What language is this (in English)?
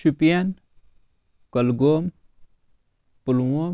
Kashmiri